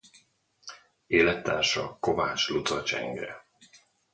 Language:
Hungarian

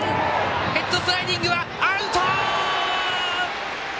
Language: Japanese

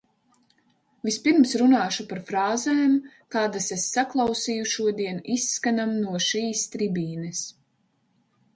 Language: Latvian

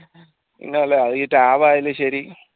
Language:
Malayalam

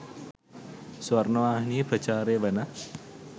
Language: Sinhala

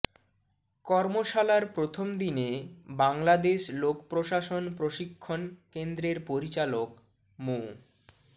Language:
Bangla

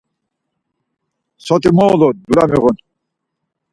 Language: Laz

